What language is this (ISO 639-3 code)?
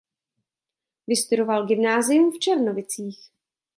ces